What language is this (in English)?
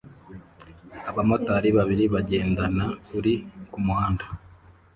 Kinyarwanda